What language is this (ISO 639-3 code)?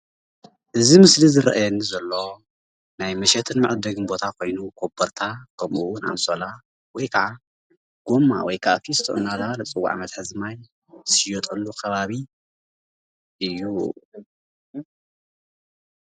tir